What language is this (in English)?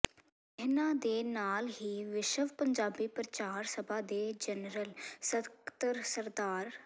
Punjabi